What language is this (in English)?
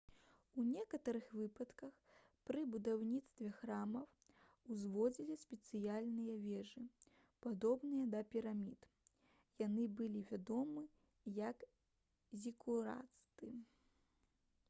Belarusian